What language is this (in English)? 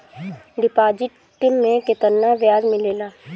Bhojpuri